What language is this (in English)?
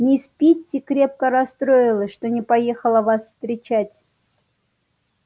Russian